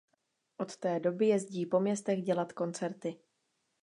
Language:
Czech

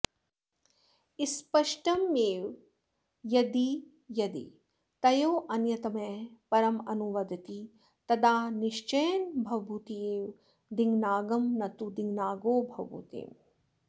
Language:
Sanskrit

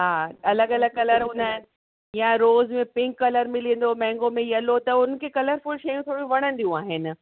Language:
Sindhi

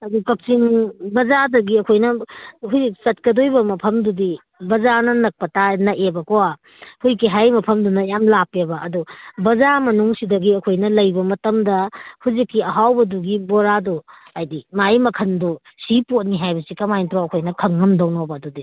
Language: Manipuri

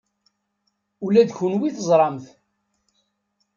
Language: Kabyle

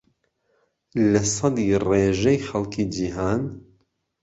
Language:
Central Kurdish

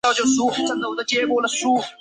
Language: Chinese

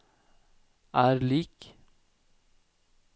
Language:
Norwegian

